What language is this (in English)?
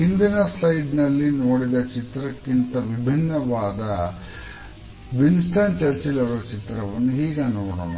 Kannada